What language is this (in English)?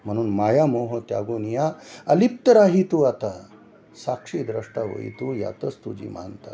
Marathi